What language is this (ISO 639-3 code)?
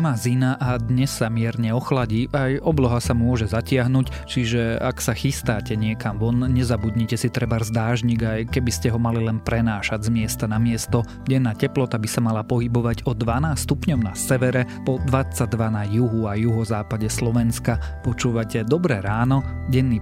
slk